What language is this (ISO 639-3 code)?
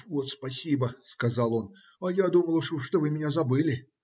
rus